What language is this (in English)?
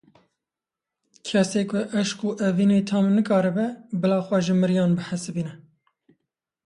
Kurdish